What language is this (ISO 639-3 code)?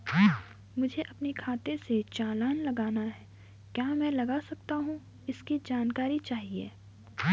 hin